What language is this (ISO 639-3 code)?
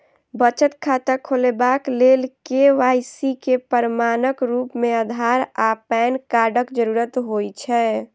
mai